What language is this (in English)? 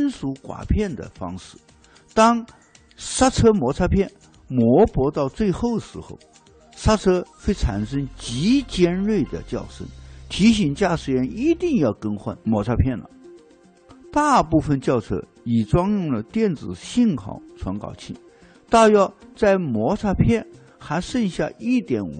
Chinese